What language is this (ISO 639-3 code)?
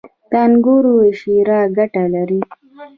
pus